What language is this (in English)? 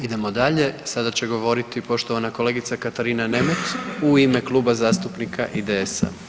Croatian